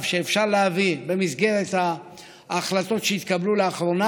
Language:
Hebrew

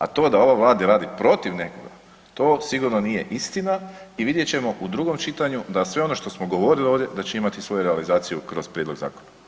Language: Croatian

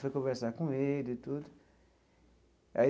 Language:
Portuguese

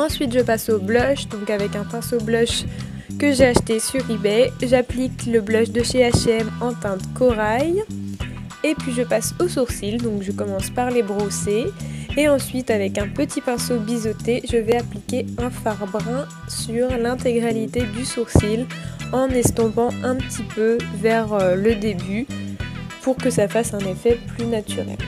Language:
French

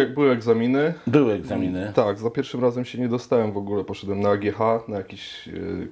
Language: Polish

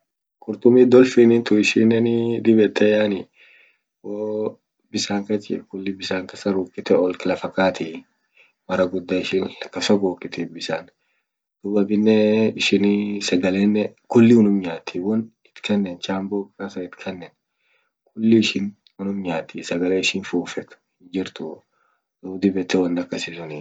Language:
Orma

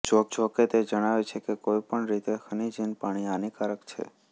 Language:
Gujarati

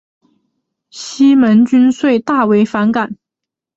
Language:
Chinese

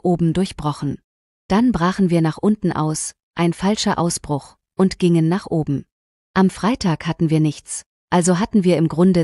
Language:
German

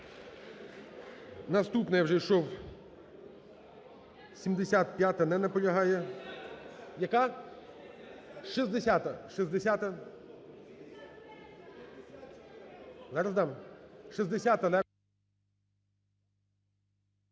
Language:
Ukrainian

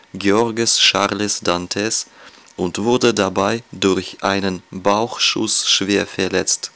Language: German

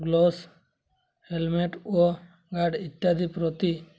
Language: Odia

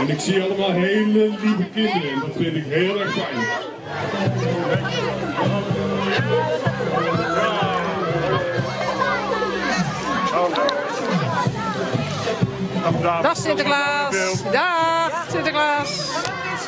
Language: Dutch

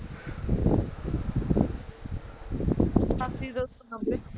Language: Punjabi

